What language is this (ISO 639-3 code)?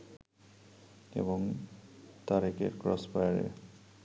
ben